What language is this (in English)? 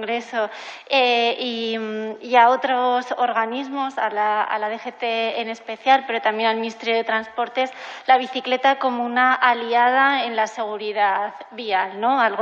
Spanish